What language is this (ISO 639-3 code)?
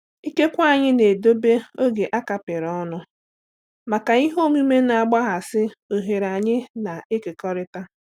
ibo